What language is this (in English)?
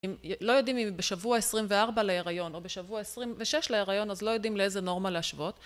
Hebrew